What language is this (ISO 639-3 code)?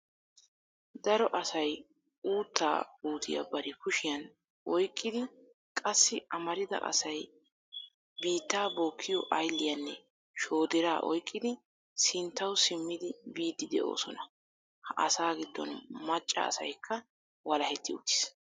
wal